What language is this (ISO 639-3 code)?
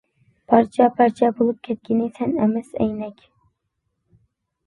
uig